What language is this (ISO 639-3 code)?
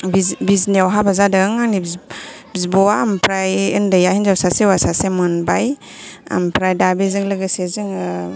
brx